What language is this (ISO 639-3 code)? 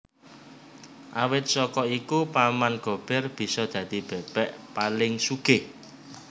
jav